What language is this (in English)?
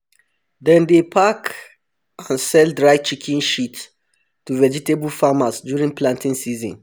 Nigerian Pidgin